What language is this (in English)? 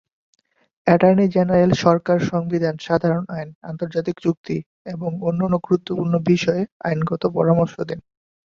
Bangla